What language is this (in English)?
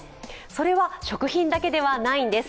Japanese